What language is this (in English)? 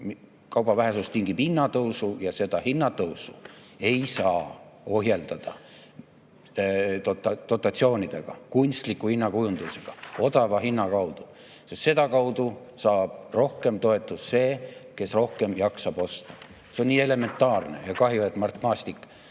Estonian